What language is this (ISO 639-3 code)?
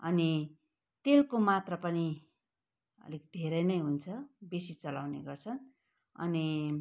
nep